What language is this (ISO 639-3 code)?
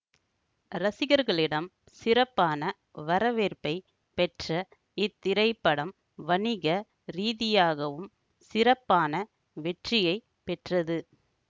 tam